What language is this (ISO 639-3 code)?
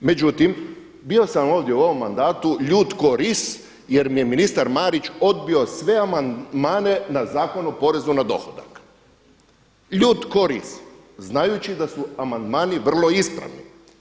hrv